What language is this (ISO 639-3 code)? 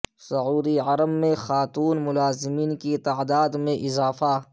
urd